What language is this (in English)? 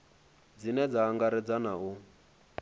Venda